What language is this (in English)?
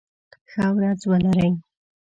Pashto